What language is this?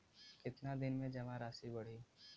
Bhojpuri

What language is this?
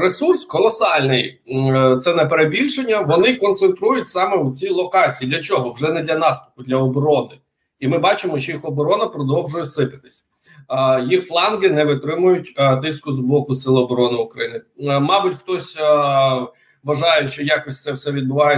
Ukrainian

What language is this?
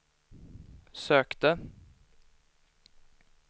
Swedish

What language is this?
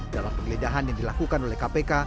Indonesian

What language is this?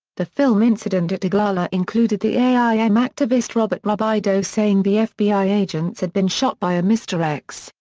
English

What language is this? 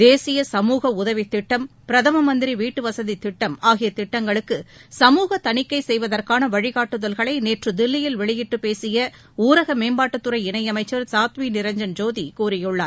Tamil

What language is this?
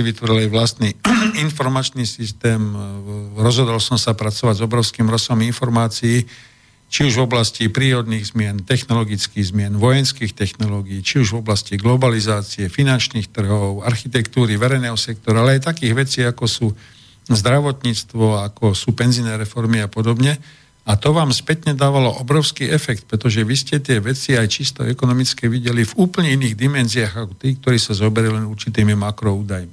Slovak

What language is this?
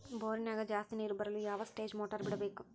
Kannada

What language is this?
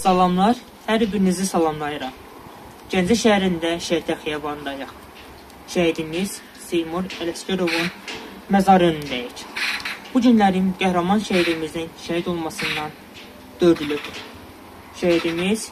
Turkish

